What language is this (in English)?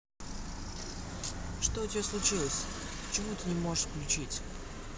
Russian